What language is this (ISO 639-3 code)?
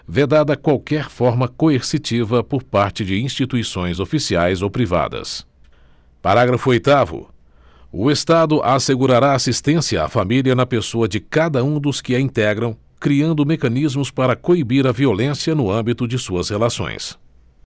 por